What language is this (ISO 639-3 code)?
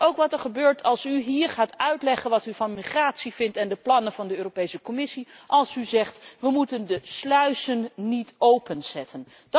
nld